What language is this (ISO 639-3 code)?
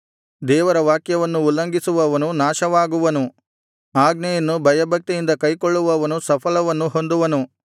kan